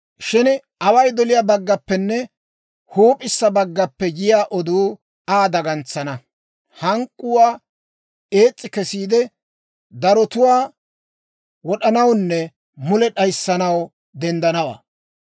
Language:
Dawro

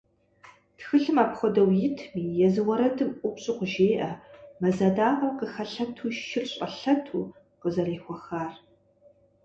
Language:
Kabardian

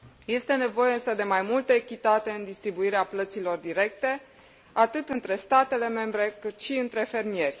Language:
Romanian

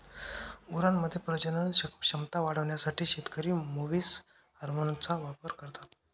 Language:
Marathi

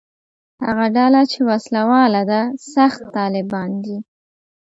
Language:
Pashto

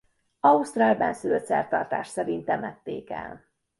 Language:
Hungarian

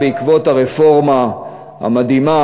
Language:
Hebrew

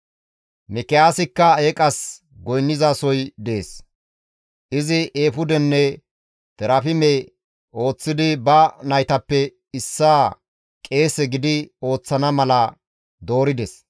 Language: Gamo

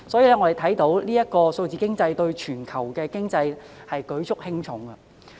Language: Cantonese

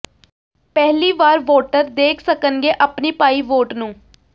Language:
Punjabi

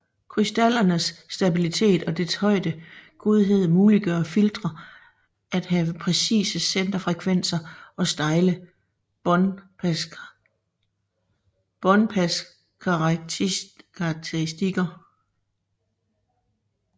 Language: Danish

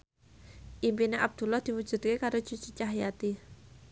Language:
Javanese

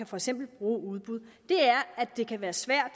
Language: Danish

